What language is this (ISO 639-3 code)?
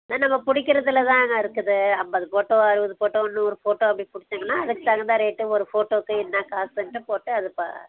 tam